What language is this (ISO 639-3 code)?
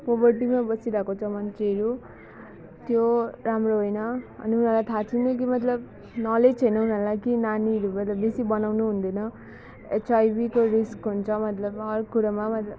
nep